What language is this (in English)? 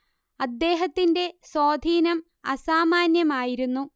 Malayalam